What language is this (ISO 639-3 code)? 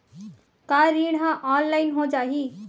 hne